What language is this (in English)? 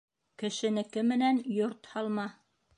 Bashkir